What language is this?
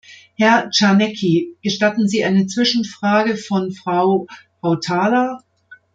German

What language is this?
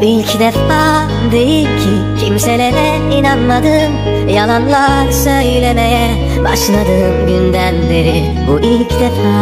Turkish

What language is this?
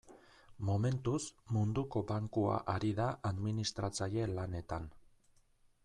Basque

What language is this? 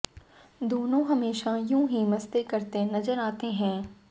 Hindi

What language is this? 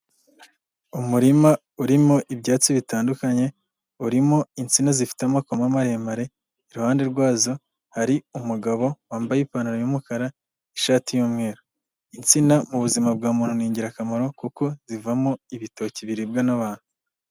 Kinyarwanda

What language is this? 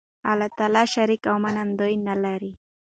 Pashto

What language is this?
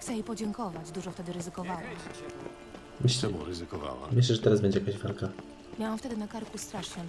Polish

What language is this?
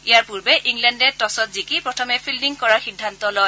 Assamese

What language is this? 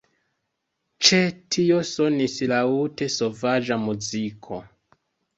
Esperanto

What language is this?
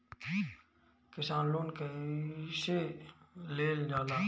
Bhojpuri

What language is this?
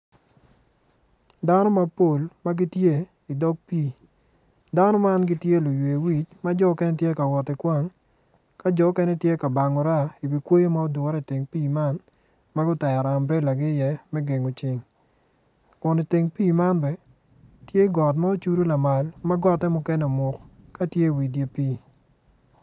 Acoli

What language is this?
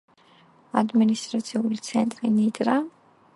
Georgian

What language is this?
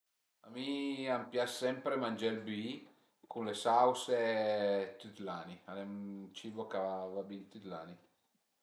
Piedmontese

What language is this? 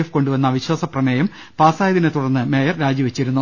Malayalam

